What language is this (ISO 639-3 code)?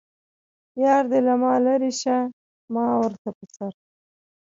pus